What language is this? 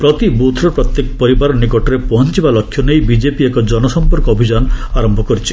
Odia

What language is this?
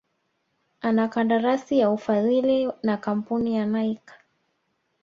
Swahili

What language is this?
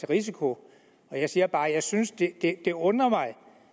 Danish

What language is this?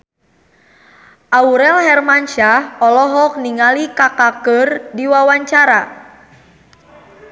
Sundanese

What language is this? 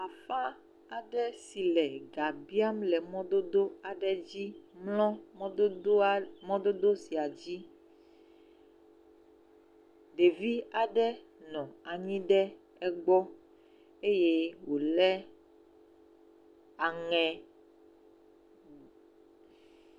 Ewe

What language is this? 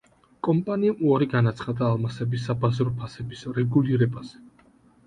Georgian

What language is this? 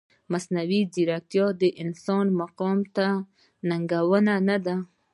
Pashto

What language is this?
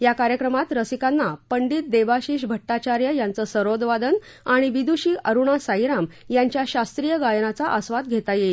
Marathi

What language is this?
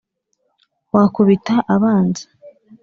Kinyarwanda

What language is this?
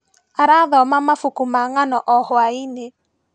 Kikuyu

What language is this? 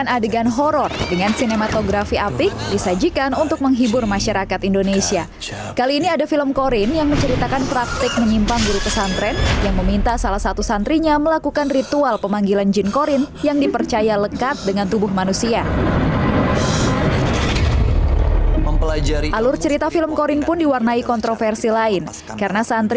Indonesian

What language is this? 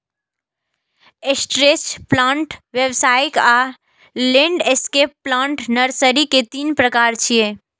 Maithili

